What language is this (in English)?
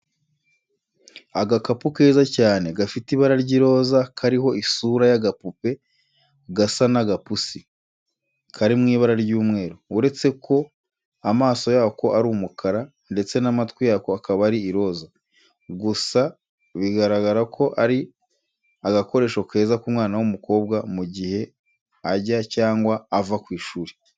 Kinyarwanda